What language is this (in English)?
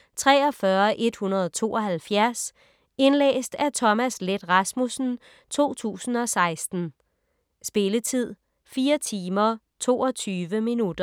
Danish